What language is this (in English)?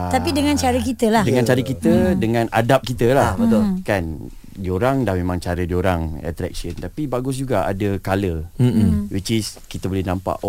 Malay